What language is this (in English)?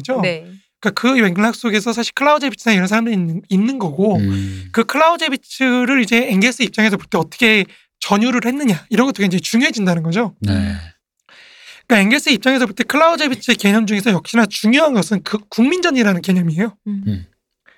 Korean